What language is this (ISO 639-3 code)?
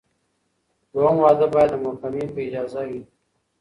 pus